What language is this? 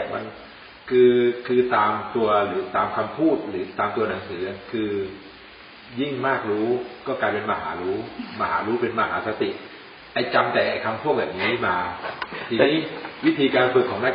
Thai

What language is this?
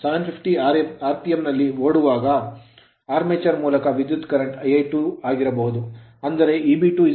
Kannada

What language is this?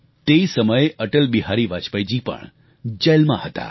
Gujarati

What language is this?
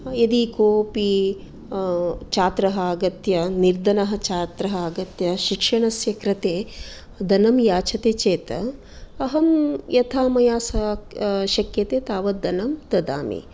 Sanskrit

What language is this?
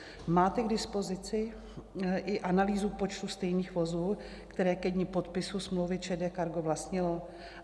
Czech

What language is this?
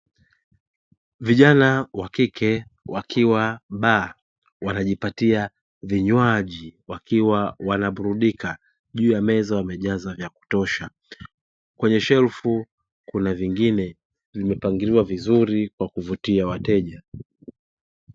Swahili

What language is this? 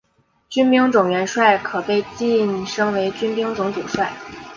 Chinese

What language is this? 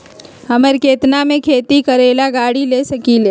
Magahi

